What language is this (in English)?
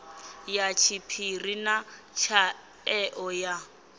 Venda